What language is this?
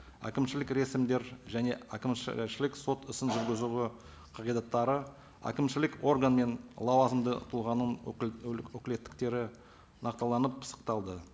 Kazakh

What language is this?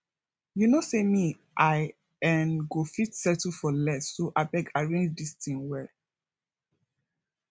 Nigerian Pidgin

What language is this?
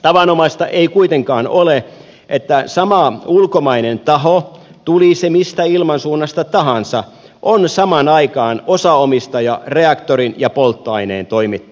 Finnish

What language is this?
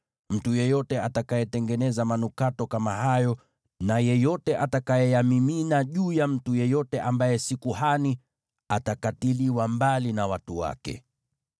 Swahili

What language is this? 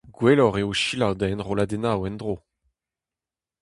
Breton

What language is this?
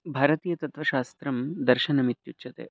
Sanskrit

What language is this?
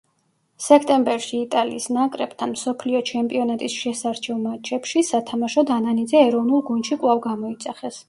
Georgian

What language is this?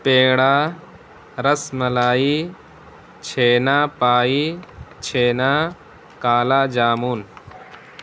Urdu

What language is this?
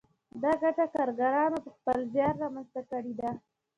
Pashto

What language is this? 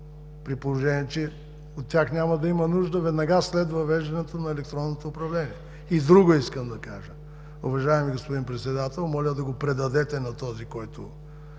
Bulgarian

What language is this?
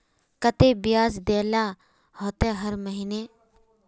Magahi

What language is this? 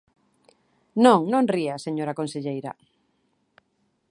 Galician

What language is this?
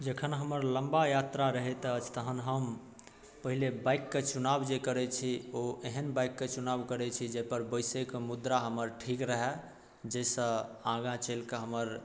Maithili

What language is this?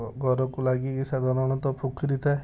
Odia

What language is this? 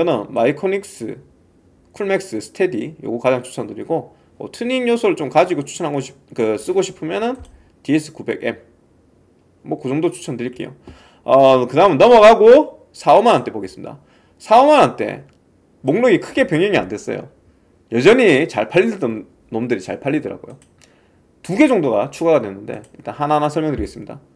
Korean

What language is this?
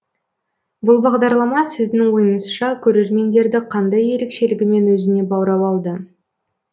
Kazakh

